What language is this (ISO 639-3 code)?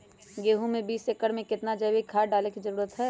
mag